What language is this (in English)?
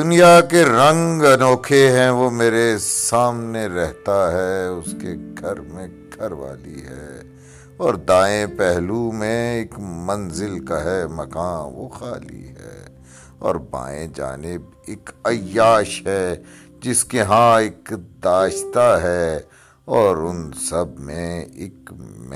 Urdu